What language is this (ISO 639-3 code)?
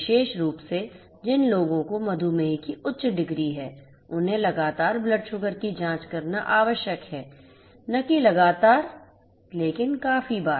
hin